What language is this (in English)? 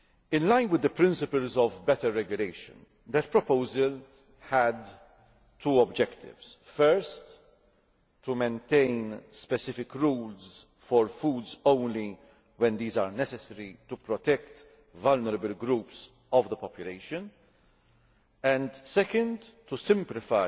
English